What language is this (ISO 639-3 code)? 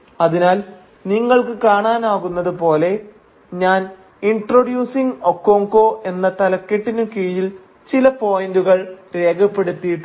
mal